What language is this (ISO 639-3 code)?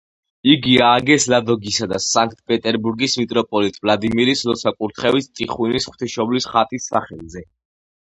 kat